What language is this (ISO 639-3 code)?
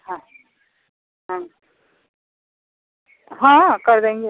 hin